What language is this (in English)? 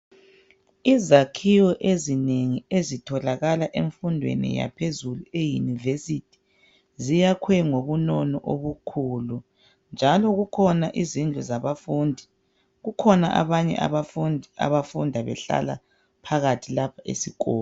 North Ndebele